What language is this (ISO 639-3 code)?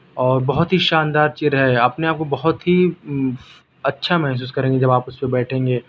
urd